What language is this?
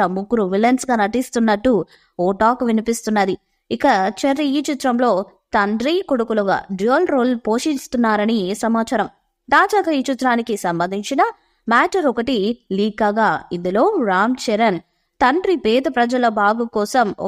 Telugu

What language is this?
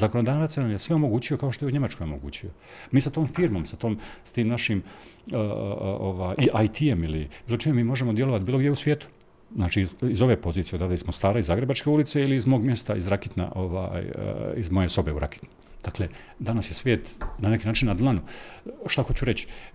Croatian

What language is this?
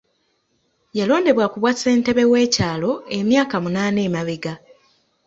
Ganda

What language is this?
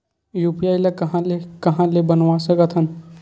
Chhattisgarhi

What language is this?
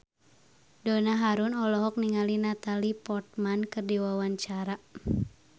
Sundanese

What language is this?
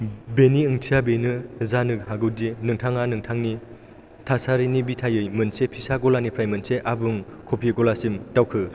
Bodo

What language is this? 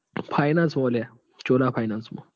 Gujarati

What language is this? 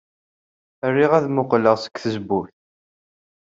Kabyle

